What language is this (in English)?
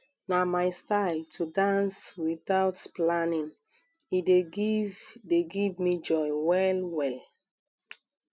Nigerian Pidgin